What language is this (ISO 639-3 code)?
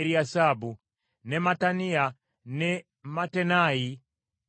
lug